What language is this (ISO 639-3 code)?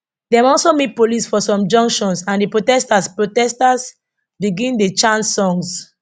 pcm